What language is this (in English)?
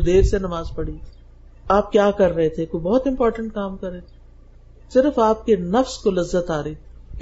Urdu